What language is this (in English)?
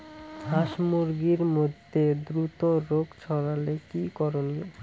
Bangla